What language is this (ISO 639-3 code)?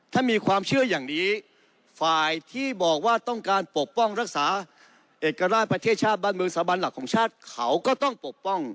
tha